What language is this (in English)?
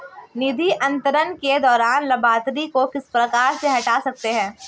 Hindi